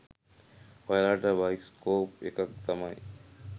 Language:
Sinhala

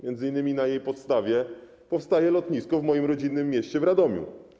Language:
Polish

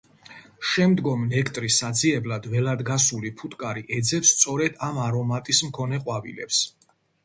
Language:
Georgian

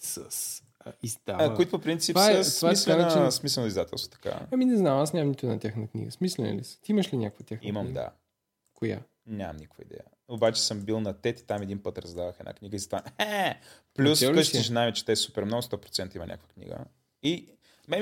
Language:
Bulgarian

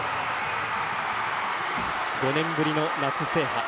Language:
Japanese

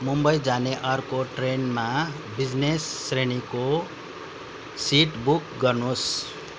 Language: Nepali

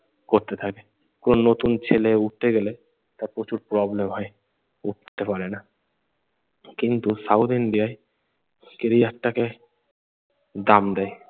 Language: Bangla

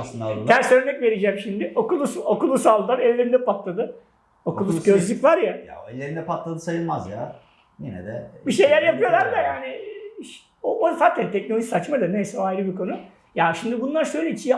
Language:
Turkish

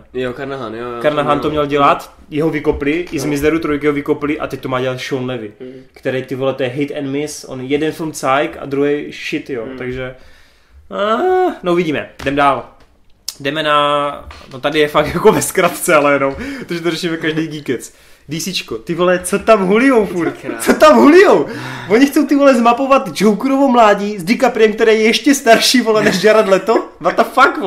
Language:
Czech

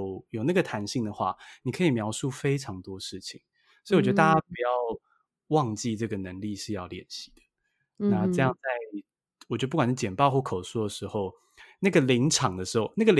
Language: Chinese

